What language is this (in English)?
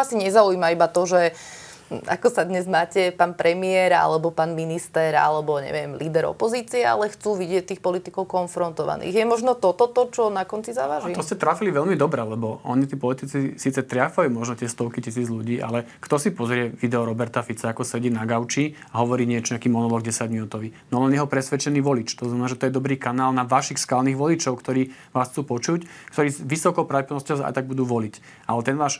Slovak